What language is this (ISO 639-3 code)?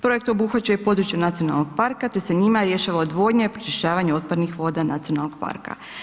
hrv